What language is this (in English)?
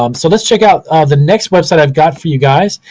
English